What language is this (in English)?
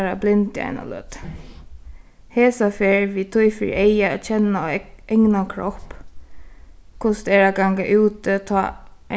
Faroese